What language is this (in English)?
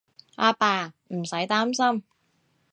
Cantonese